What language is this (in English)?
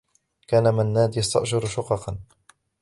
Arabic